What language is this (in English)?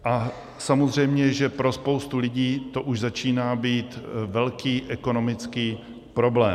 Czech